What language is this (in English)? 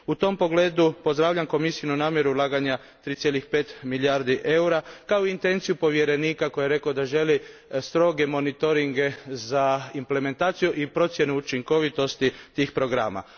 Croatian